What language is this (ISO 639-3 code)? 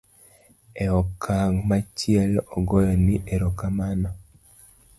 luo